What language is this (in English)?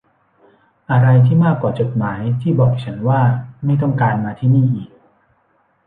Thai